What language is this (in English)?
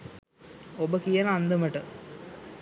Sinhala